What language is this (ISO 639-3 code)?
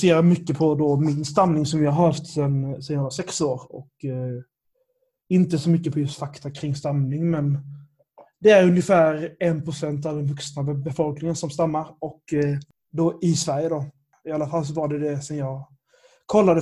swe